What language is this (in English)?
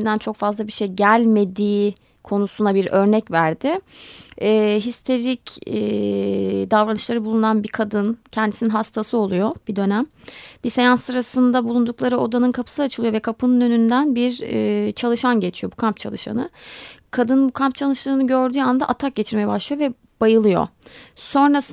Turkish